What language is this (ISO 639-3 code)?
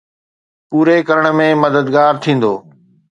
snd